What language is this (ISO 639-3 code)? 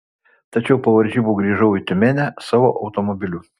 lit